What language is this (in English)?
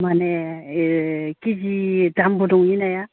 Bodo